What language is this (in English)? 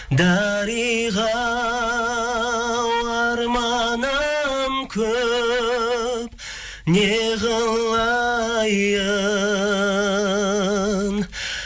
Kazakh